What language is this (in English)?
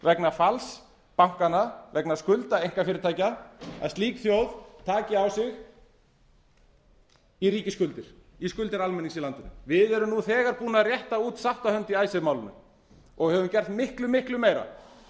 Icelandic